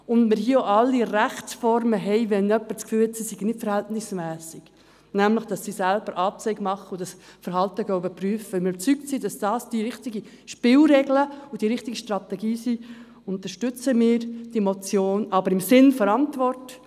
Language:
Swiss German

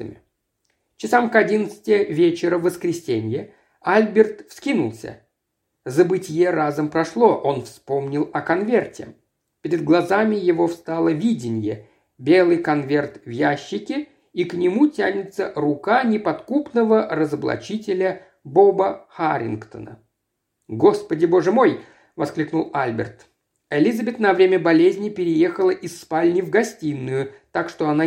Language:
Russian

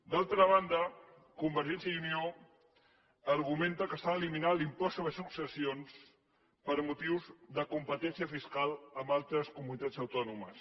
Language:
Catalan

